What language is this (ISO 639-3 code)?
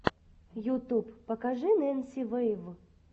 rus